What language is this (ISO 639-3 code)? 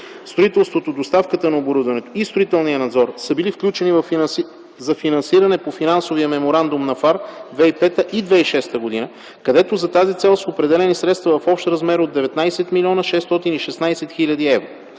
bul